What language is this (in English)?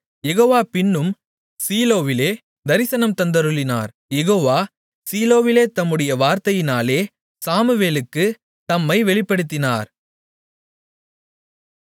Tamil